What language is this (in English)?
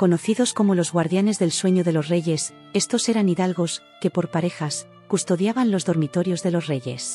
Spanish